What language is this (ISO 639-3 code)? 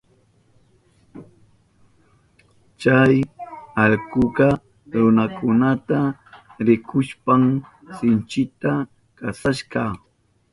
qup